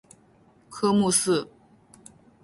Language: Chinese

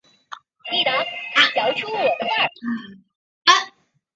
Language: Chinese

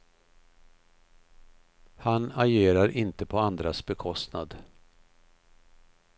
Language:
Swedish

